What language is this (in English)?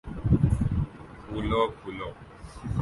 Urdu